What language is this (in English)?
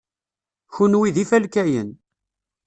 Kabyle